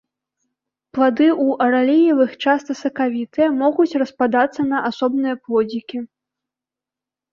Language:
Belarusian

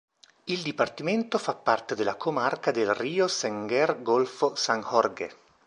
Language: Italian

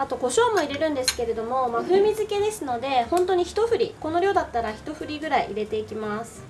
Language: Japanese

